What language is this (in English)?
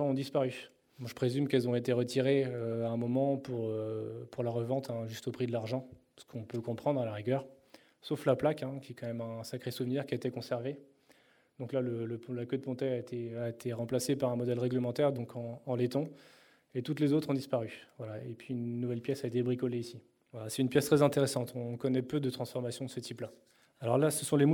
French